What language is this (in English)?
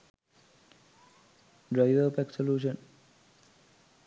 Sinhala